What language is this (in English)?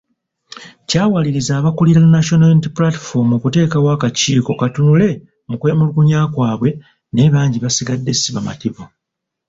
Ganda